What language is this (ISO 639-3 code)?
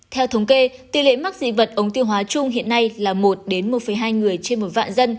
vie